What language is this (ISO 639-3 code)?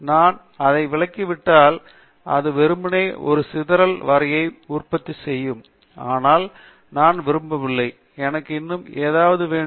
tam